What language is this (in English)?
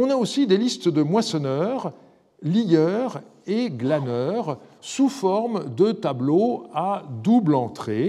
French